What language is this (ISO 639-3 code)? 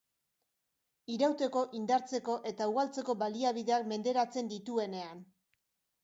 eus